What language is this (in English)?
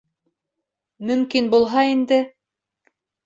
Bashkir